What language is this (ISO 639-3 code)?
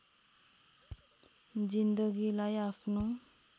nep